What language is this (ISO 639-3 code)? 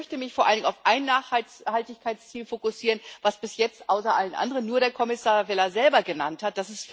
deu